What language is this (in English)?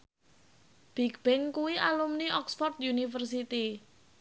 Javanese